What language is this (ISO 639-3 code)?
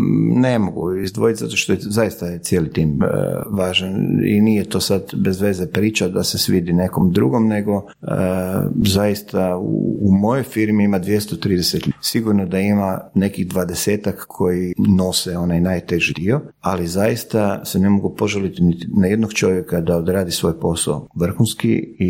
hrv